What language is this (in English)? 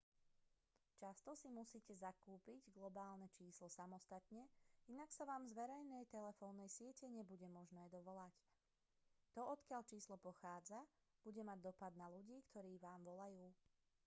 Slovak